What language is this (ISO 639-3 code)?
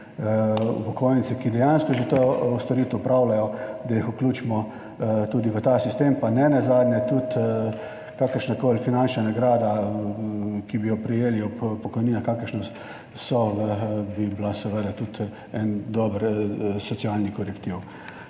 slv